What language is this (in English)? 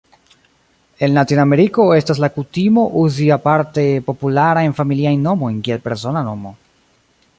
Esperanto